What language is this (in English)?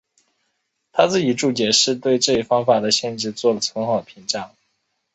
Chinese